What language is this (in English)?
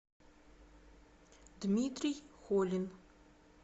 Russian